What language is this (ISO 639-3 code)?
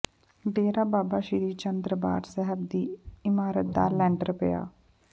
pan